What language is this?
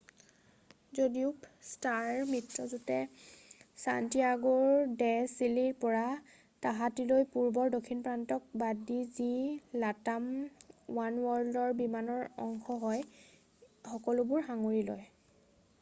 Assamese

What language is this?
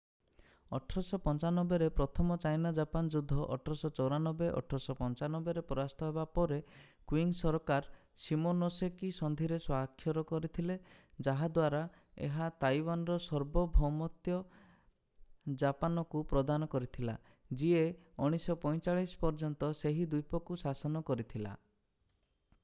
Odia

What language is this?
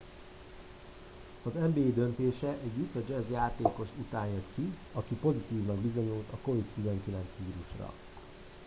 Hungarian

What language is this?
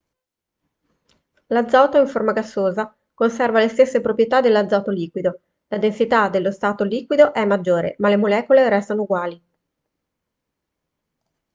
Italian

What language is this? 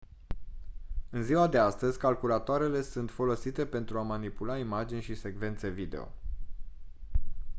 Romanian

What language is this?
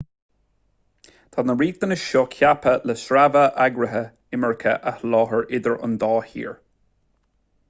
Irish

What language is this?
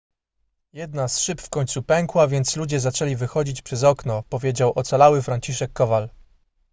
Polish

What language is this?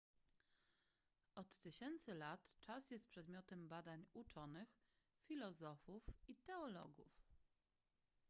Polish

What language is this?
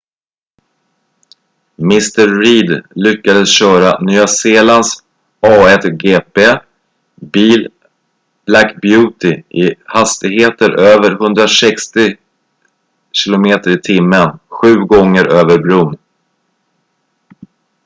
Swedish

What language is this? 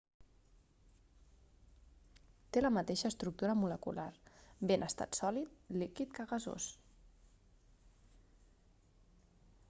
Catalan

